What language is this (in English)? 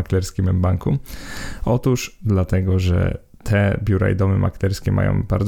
Polish